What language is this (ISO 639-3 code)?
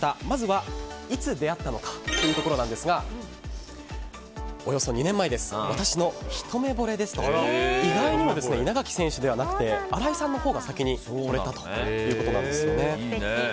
jpn